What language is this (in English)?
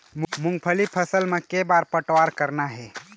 Chhattisgarhi